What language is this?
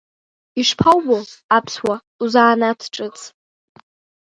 Abkhazian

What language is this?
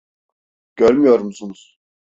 Turkish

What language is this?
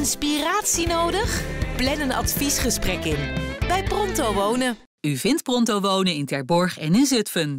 Dutch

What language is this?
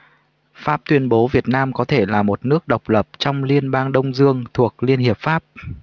Vietnamese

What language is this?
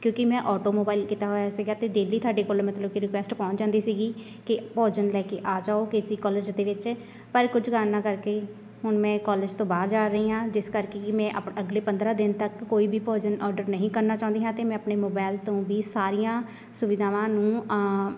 Punjabi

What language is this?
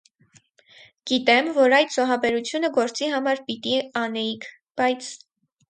Armenian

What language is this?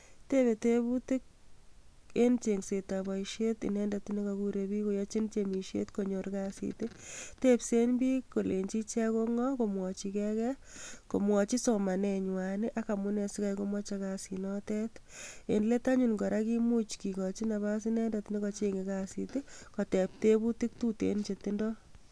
Kalenjin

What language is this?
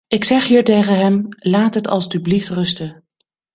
Dutch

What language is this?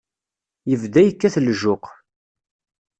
Kabyle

